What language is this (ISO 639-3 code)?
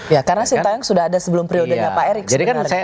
ind